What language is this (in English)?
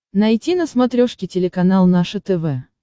Russian